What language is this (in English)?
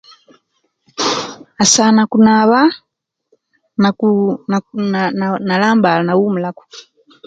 Kenyi